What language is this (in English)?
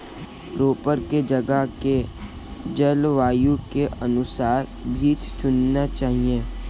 Hindi